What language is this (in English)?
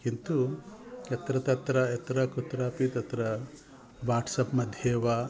Sanskrit